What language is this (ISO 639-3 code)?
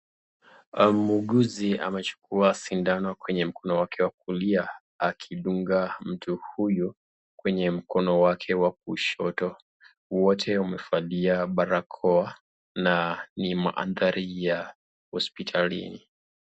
swa